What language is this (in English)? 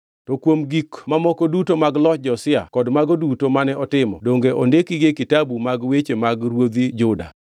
Luo (Kenya and Tanzania)